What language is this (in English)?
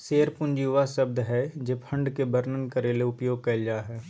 Magahi